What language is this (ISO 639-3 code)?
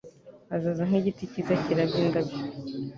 kin